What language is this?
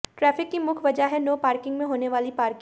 Hindi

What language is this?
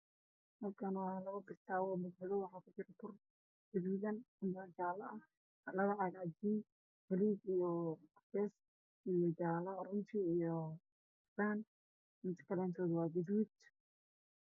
Somali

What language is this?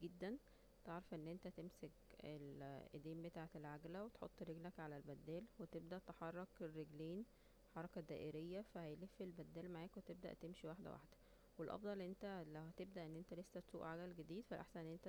Egyptian Arabic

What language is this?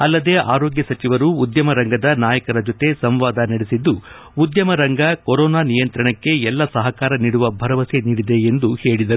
Kannada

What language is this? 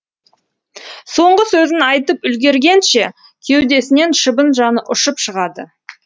Kazakh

